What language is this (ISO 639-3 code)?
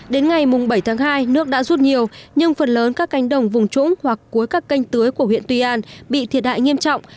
vie